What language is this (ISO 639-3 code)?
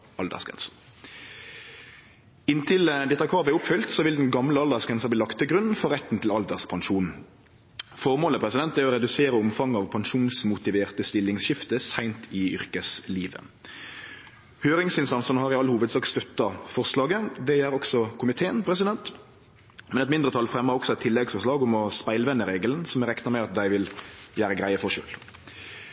nno